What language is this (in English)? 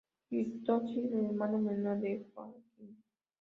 Spanish